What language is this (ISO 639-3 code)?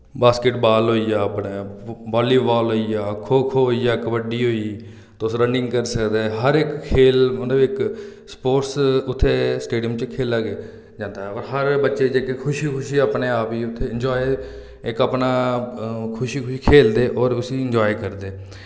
doi